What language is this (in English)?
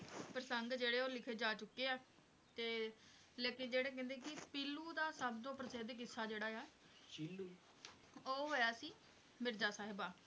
Punjabi